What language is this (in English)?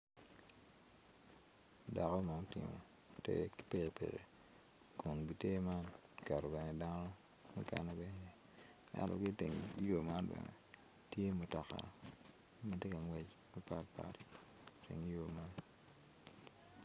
Acoli